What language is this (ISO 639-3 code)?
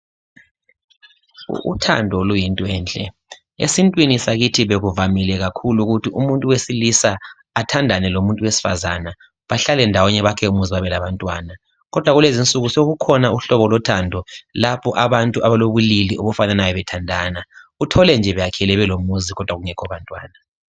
nde